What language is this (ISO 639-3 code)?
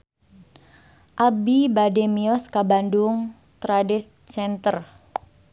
sun